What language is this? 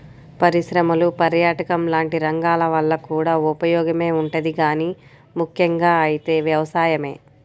Telugu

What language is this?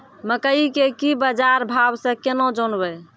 Maithili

